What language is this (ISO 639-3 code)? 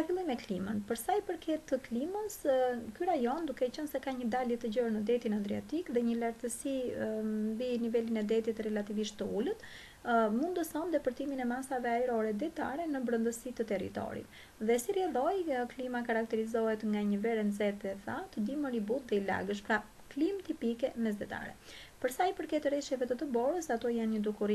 ron